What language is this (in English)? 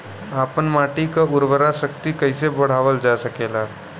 Bhojpuri